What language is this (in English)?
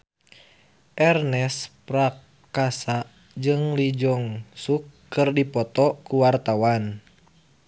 Sundanese